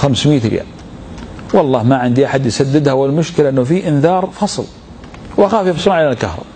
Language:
Arabic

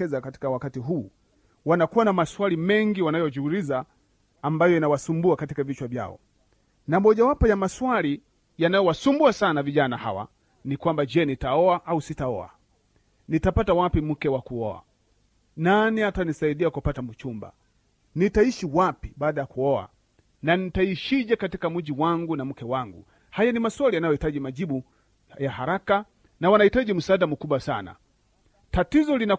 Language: Swahili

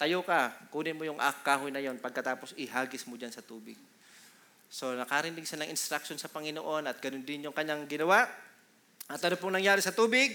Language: Filipino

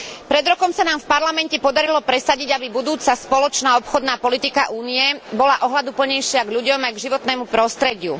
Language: Slovak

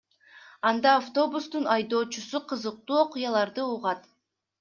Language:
Kyrgyz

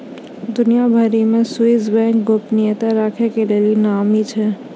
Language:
Maithili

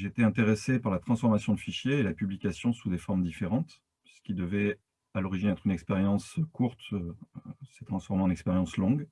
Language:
French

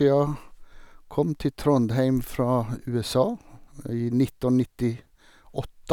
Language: Norwegian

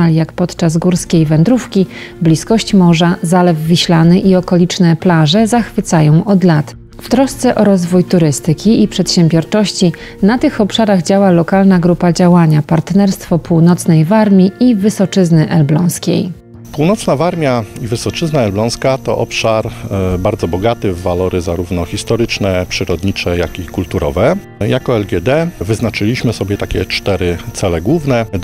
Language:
Polish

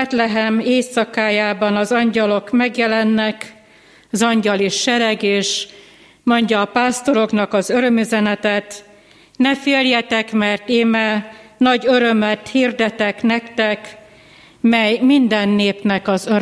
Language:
Hungarian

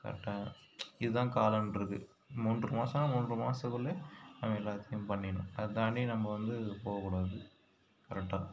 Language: Tamil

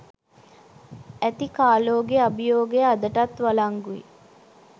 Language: Sinhala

